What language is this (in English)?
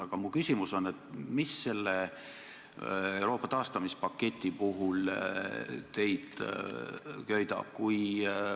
Estonian